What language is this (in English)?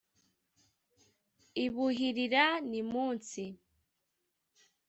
Kinyarwanda